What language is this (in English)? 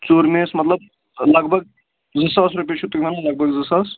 Kashmiri